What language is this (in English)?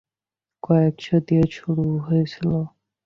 Bangla